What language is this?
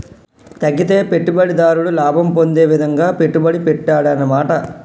Telugu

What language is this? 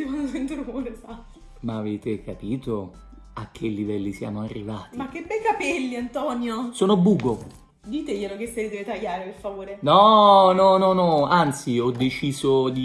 Italian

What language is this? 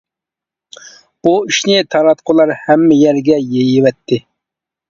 Uyghur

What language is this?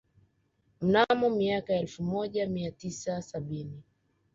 Swahili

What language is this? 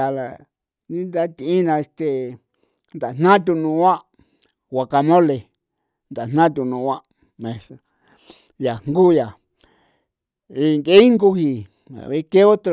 San Felipe Otlaltepec Popoloca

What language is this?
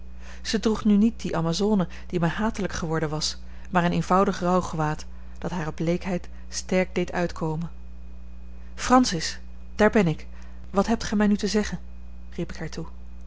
Dutch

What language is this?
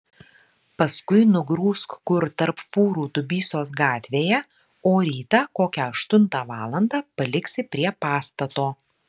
Lithuanian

